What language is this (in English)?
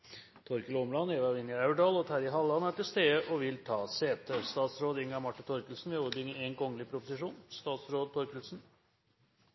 Norwegian Nynorsk